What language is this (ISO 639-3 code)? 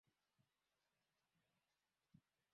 swa